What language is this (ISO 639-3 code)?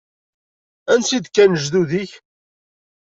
kab